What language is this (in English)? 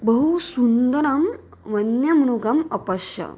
Sanskrit